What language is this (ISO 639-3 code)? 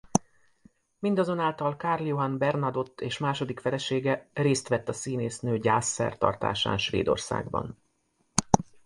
hun